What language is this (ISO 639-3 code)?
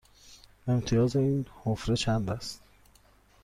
fas